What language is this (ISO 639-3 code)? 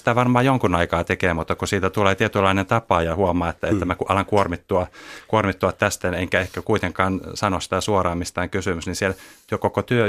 fin